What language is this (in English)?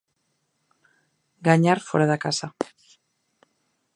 Galician